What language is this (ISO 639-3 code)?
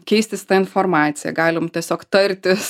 lit